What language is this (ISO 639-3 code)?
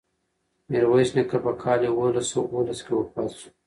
pus